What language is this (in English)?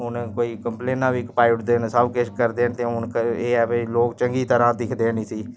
Dogri